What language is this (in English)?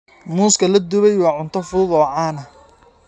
Somali